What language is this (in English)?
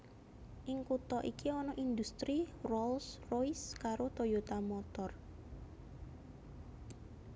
Javanese